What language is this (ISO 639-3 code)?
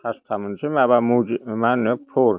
brx